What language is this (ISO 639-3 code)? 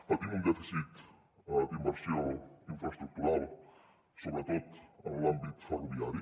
cat